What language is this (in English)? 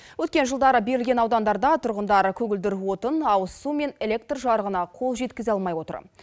Kazakh